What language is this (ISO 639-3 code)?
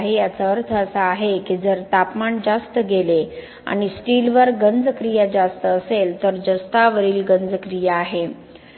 mar